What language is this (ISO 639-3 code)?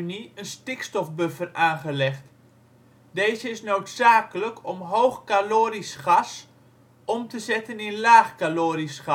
nld